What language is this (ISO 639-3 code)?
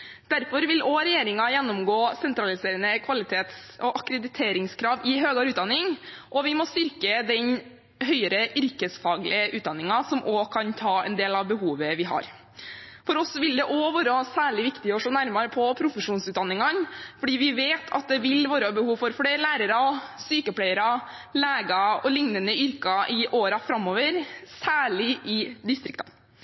nob